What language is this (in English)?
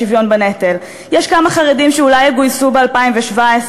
Hebrew